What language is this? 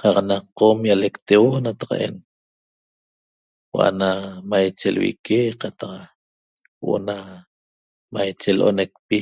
Toba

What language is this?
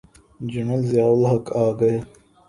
Urdu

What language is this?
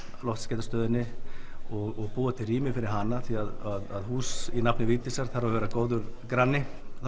Icelandic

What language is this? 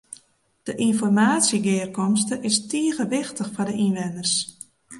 Western Frisian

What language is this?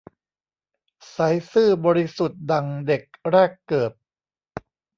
Thai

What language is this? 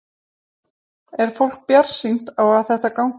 Icelandic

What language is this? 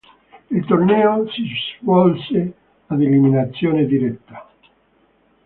Italian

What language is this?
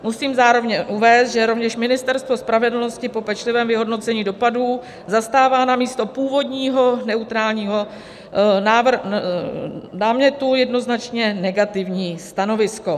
Czech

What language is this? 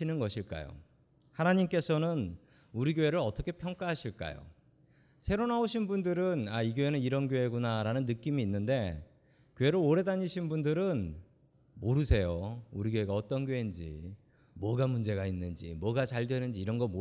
Korean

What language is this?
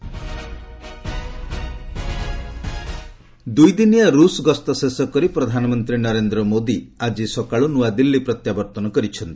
Odia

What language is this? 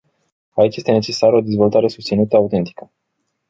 Romanian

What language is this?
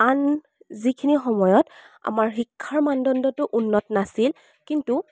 Assamese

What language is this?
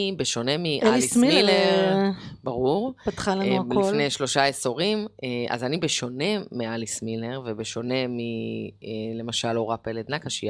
Hebrew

